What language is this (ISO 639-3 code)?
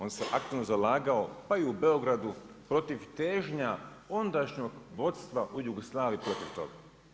hrv